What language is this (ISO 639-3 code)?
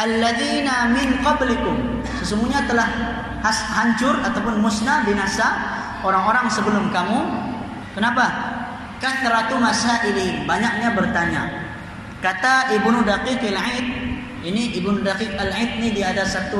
msa